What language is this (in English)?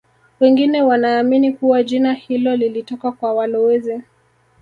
Swahili